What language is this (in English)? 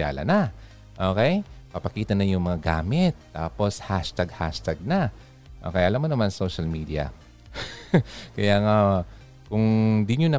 Filipino